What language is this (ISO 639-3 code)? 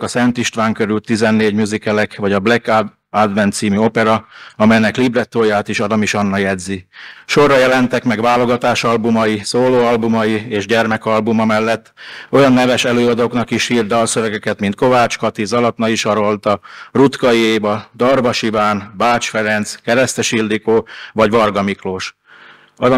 hun